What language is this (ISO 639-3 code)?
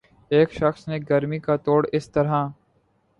urd